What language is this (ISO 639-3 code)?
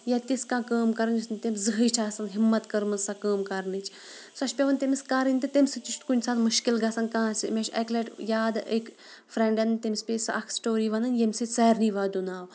kas